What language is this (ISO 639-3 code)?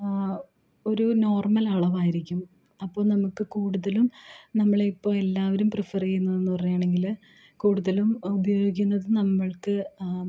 mal